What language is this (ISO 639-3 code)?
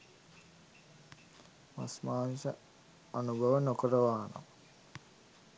sin